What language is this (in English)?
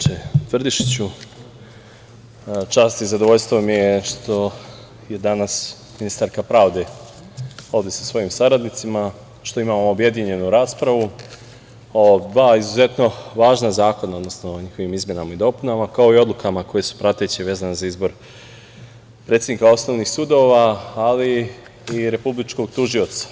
Serbian